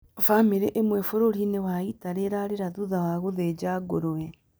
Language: Kikuyu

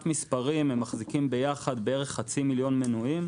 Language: Hebrew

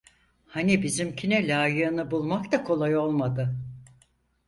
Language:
Turkish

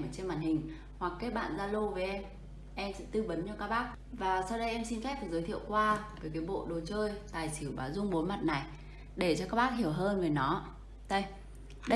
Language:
Vietnamese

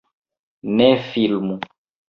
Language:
Esperanto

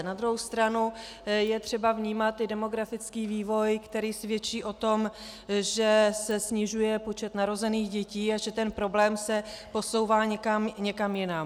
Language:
Czech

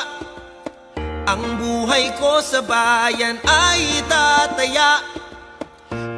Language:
Vietnamese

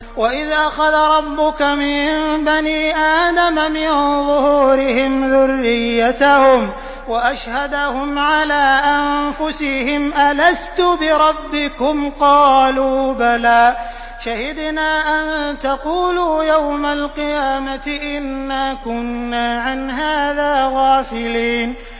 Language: Arabic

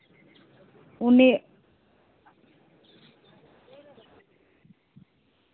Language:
Santali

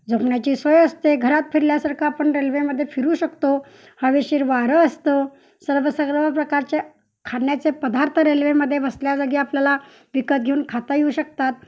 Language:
Marathi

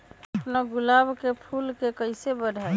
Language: Magahi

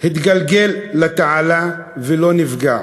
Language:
Hebrew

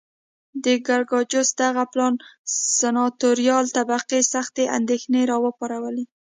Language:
Pashto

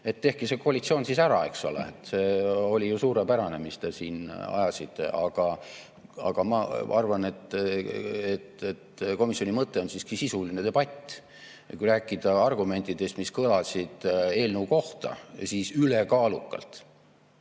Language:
Estonian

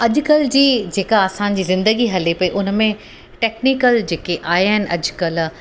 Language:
Sindhi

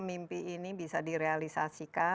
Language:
Indonesian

